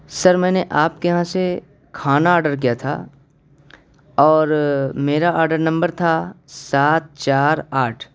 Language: Urdu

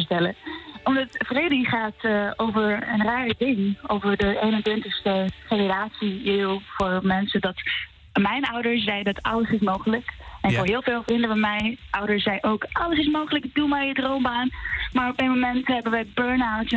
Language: Dutch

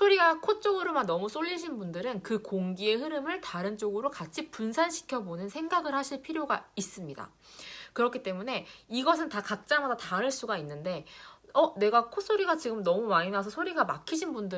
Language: Korean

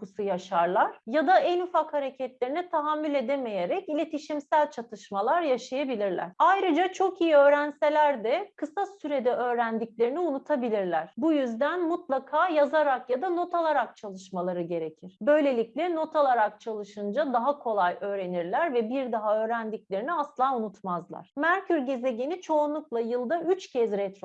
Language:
Turkish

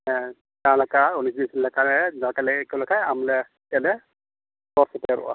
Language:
Santali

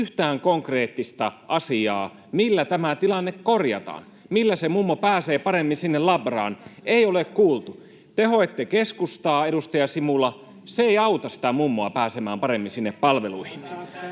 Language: Finnish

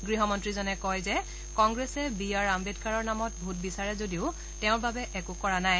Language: Assamese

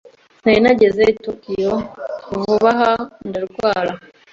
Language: Kinyarwanda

